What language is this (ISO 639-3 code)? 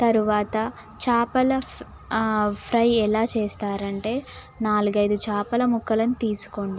tel